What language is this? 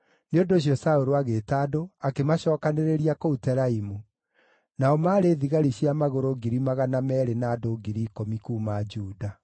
Kikuyu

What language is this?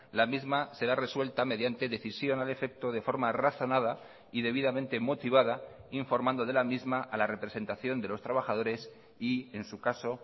Spanish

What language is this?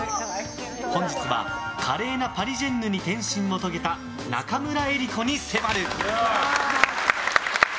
Japanese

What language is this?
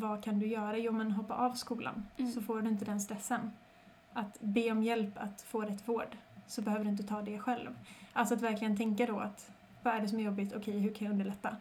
Swedish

